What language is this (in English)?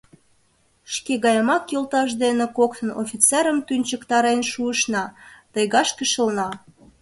Mari